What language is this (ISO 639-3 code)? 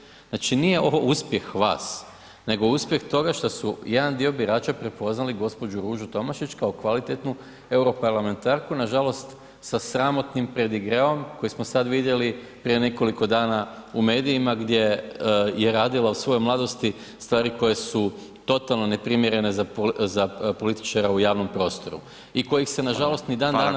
hrv